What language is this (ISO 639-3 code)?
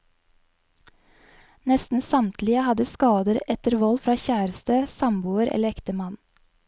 nor